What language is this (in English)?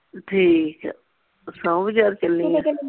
Punjabi